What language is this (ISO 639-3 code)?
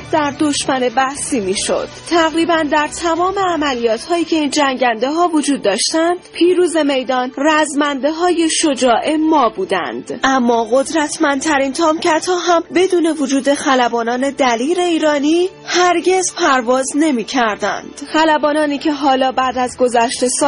fas